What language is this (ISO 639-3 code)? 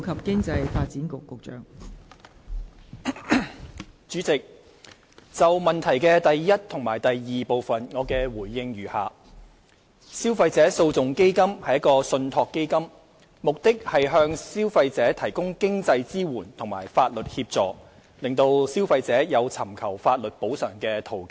yue